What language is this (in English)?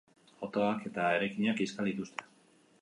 Basque